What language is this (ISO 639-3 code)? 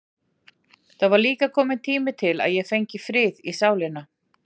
isl